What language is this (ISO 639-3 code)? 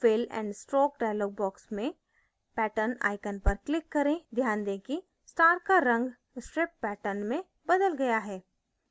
hin